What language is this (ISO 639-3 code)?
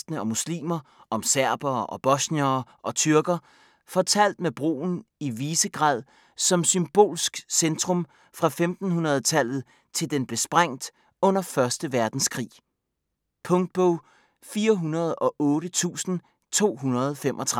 dan